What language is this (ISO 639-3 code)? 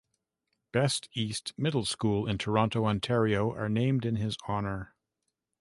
eng